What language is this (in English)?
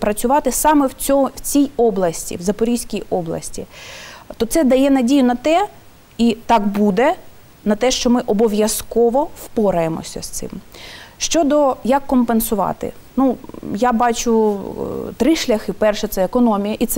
Ukrainian